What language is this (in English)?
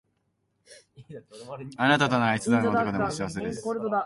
Japanese